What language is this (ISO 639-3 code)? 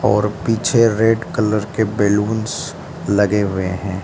hin